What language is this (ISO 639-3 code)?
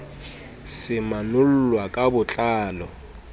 sot